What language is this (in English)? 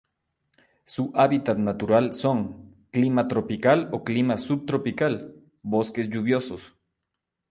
Spanish